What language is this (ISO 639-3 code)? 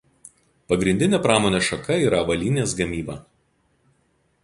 lit